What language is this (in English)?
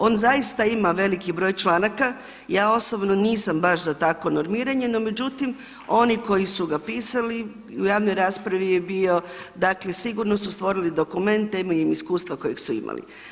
Croatian